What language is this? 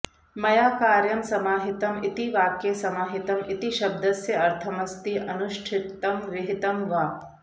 Sanskrit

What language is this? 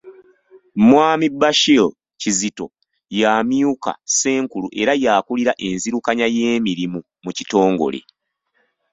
Ganda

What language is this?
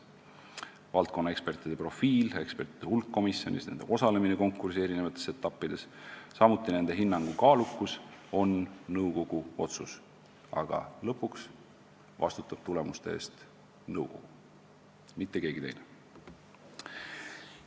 Estonian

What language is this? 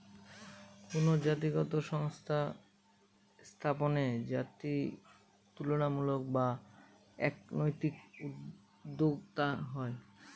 Bangla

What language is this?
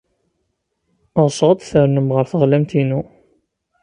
Kabyle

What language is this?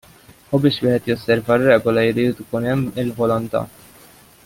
Maltese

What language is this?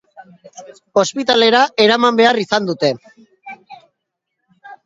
Basque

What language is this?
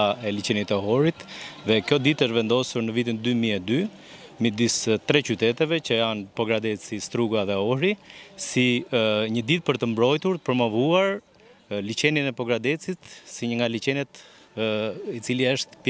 Romanian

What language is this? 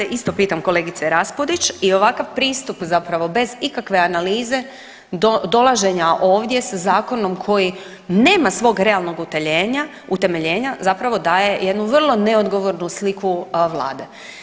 Croatian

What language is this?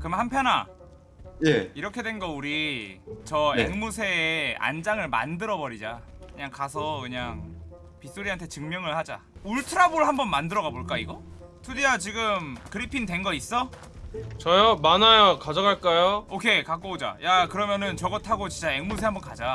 Korean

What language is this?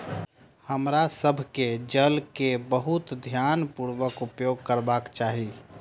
Maithili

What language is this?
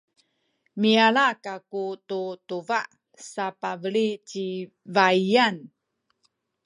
Sakizaya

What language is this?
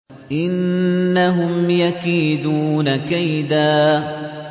Arabic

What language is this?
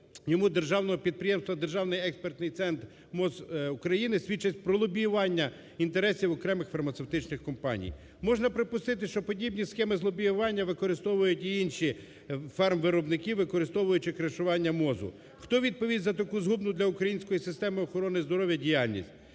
Ukrainian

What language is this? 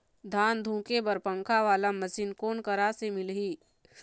Chhattisgarhi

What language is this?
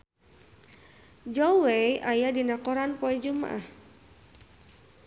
Sundanese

